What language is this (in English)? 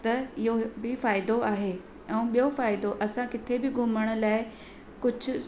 Sindhi